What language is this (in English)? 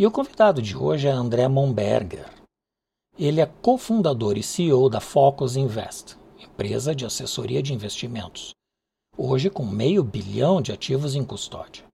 Portuguese